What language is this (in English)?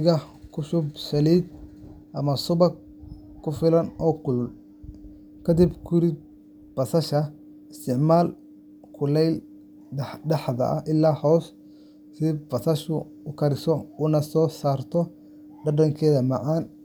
Somali